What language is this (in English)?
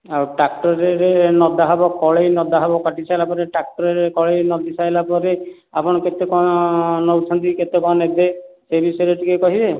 Odia